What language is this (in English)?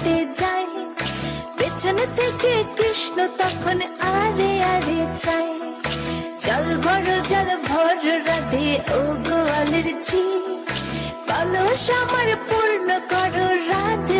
Bangla